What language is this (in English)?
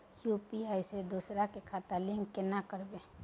Maithili